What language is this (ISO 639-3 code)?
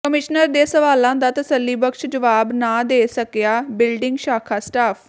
pan